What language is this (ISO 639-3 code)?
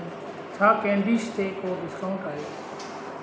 snd